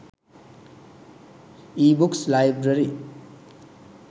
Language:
Sinhala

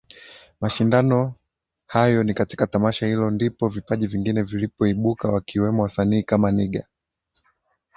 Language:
Swahili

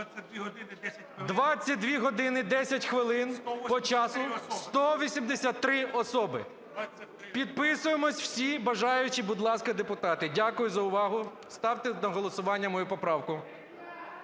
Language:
Ukrainian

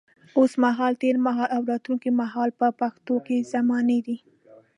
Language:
Pashto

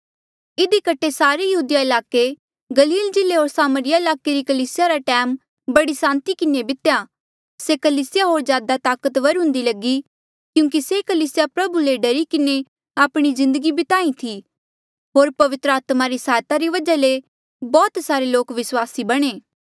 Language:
Mandeali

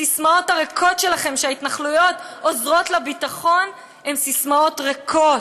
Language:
Hebrew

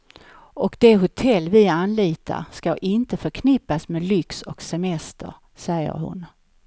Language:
Swedish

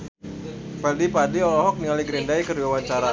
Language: Sundanese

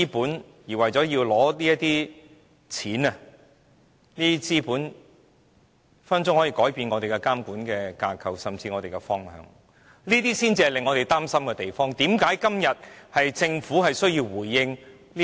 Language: Cantonese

